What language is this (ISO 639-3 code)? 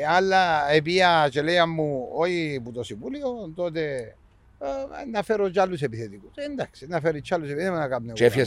ell